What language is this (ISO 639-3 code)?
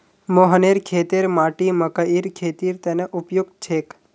mag